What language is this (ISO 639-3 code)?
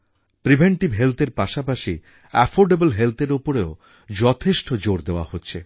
ben